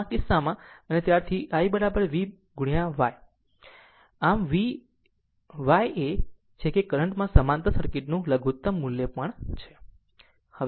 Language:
Gujarati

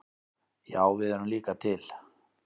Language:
Icelandic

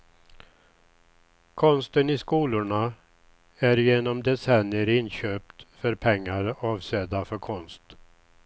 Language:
Swedish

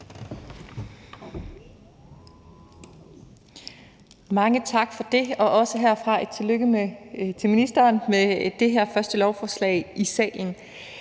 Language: Danish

